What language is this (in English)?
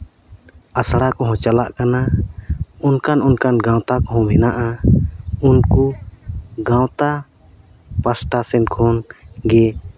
Santali